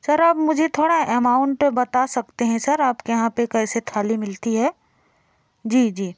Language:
Hindi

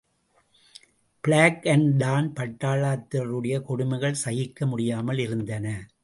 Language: Tamil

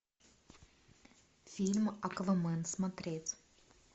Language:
Russian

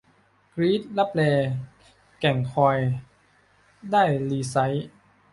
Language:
Thai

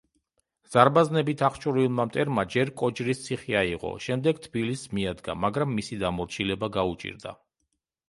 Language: Georgian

